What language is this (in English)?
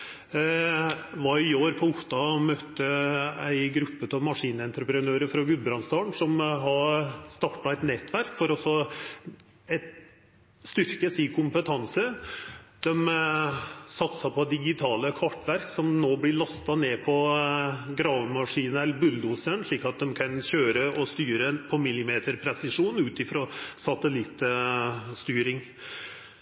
Norwegian Nynorsk